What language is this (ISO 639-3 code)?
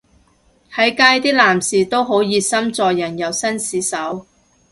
yue